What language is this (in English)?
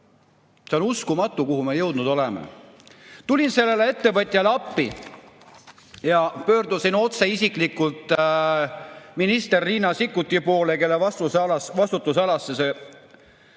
Estonian